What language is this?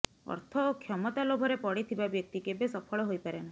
Odia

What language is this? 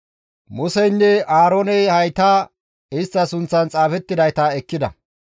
Gamo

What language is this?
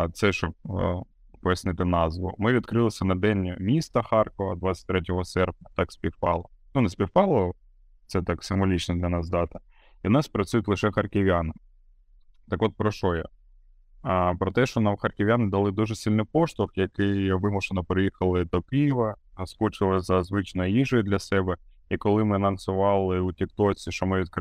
Ukrainian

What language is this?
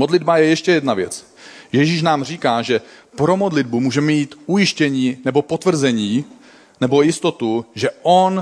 Czech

